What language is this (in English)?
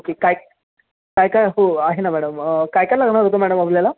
Marathi